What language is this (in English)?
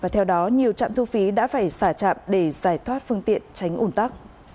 Vietnamese